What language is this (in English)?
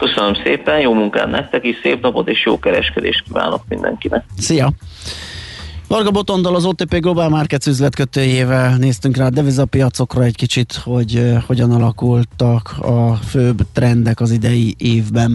Hungarian